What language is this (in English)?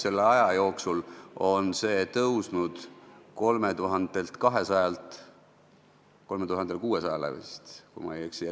Estonian